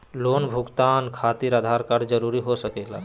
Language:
Magahi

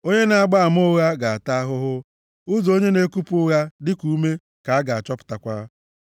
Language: Igbo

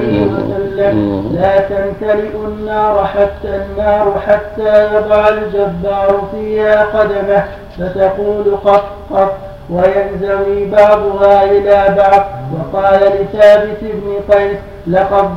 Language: Arabic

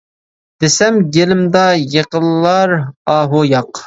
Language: Uyghur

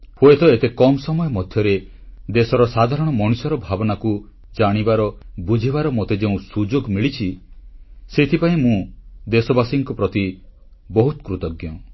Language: Odia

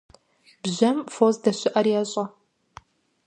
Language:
Kabardian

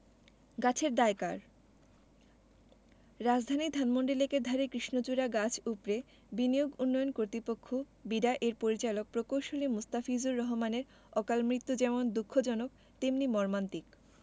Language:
Bangla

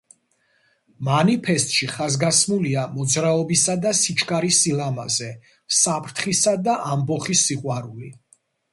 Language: Georgian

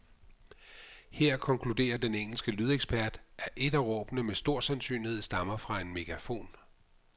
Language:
Danish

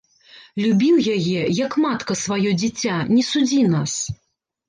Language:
Belarusian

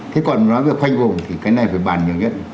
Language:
Vietnamese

